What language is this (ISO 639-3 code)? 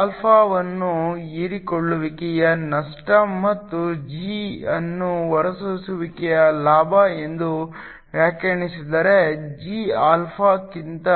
kan